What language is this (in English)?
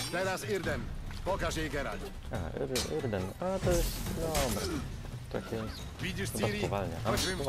Polish